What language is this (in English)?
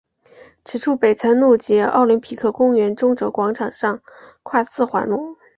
Chinese